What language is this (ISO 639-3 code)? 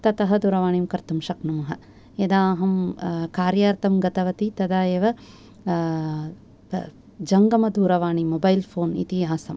san